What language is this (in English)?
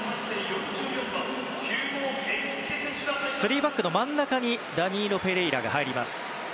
Japanese